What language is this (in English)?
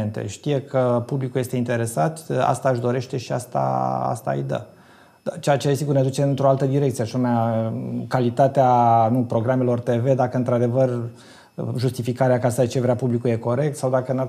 Romanian